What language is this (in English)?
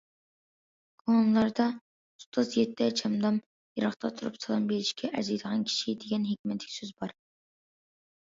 Uyghur